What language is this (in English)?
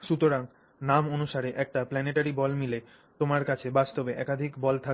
Bangla